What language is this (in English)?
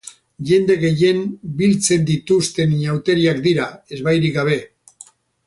Basque